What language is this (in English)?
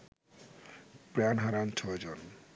Bangla